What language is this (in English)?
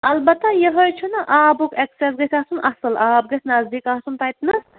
Kashmiri